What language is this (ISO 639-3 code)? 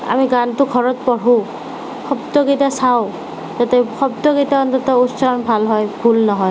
asm